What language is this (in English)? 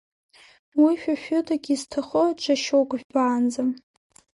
Abkhazian